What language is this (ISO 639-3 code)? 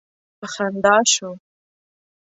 pus